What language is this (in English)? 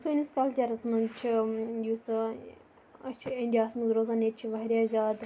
Kashmiri